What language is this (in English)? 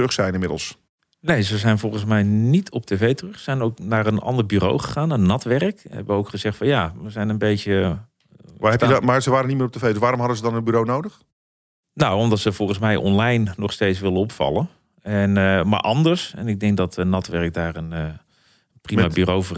Dutch